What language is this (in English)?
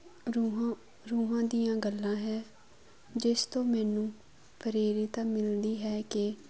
Punjabi